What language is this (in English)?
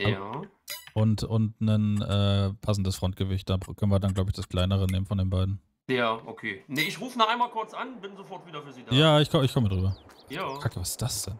German